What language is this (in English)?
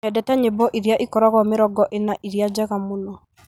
Kikuyu